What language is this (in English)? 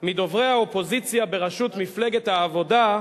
Hebrew